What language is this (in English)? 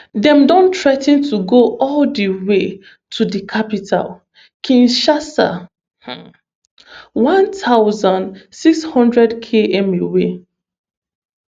Nigerian Pidgin